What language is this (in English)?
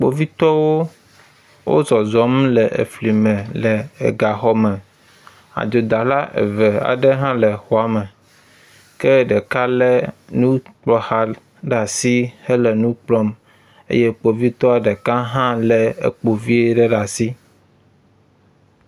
Ewe